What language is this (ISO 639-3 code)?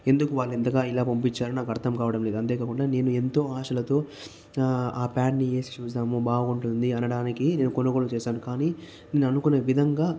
tel